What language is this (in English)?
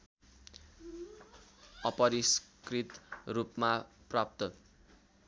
Nepali